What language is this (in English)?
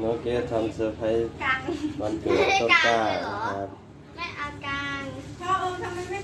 Thai